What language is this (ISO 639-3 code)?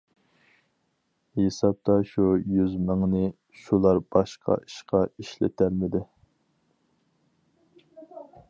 uig